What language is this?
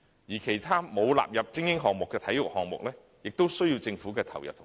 Cantonese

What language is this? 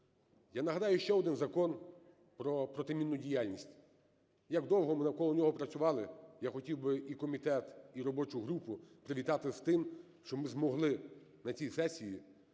Ukrainian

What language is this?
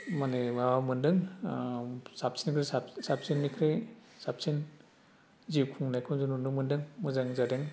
Bodo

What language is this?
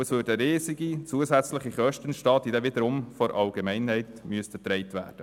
Swiss German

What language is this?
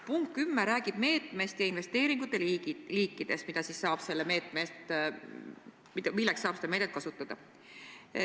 Estonian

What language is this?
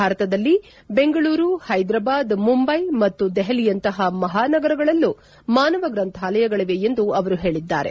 Kannada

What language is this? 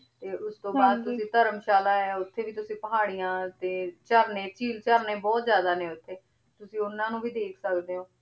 Punjabi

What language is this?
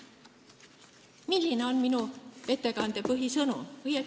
Estonian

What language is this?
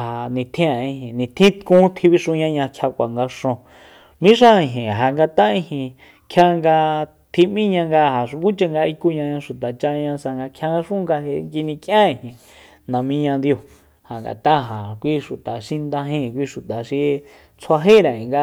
Soyaltepec Mazatec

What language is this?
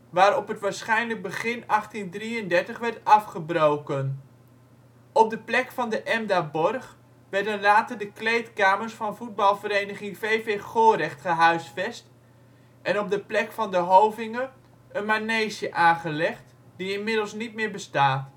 Dutch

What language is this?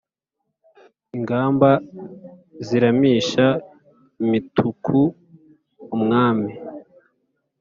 Kinyarwanda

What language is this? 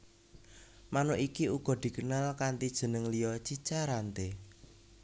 Javanese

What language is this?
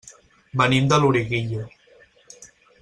Catalan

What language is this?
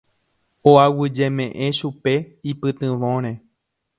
Guarani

